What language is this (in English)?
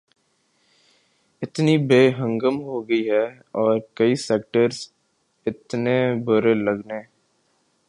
Urdu